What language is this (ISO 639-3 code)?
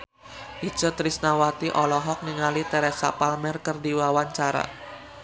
sun